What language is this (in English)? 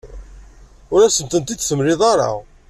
Kabyle